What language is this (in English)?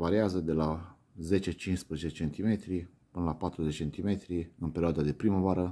Romanian